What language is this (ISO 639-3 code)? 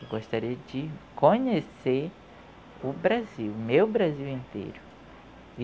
por